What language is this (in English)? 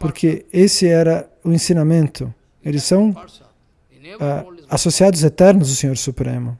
Portuguese